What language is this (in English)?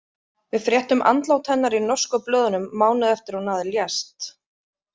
Icelandic